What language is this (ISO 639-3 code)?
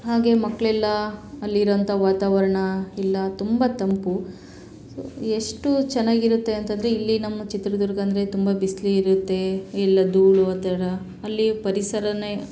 kan